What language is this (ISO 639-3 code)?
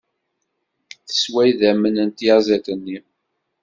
kab